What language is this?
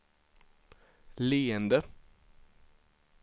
Swedish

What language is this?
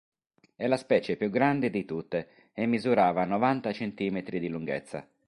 Italian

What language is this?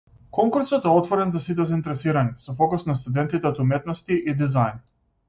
Macedonian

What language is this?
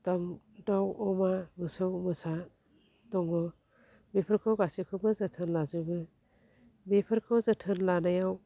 Bodo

